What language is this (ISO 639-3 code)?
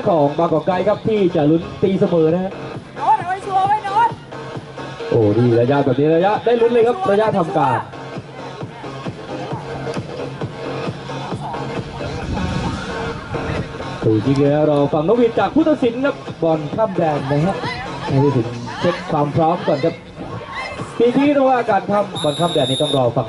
tha